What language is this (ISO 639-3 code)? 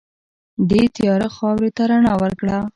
pus